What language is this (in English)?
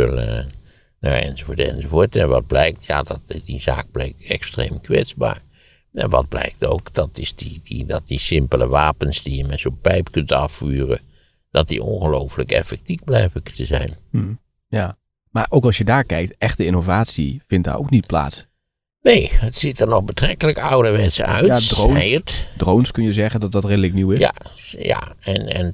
Dutch